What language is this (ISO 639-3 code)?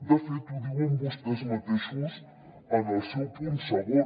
cat